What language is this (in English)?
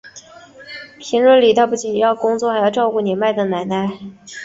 Chinese